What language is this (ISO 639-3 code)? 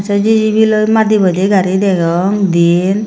ccp